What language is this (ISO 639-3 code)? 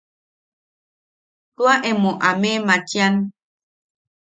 yaq